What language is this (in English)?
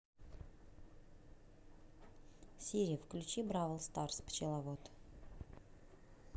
Russian